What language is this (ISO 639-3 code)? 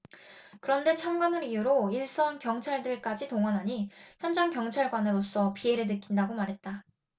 kor